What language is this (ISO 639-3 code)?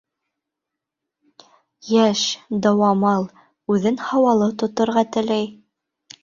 bak